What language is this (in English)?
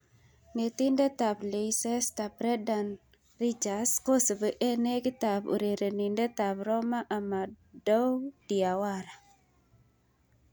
Kalenjin